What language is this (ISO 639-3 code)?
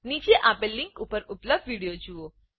guj